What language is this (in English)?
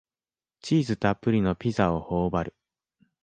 Japanese